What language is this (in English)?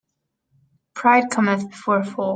English